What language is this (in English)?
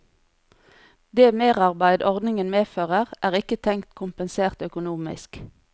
Norwegian